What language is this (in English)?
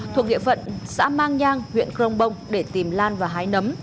Vietnamese